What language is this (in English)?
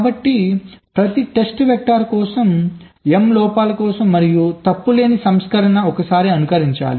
Telugu